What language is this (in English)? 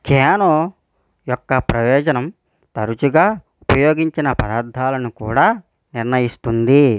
Telugu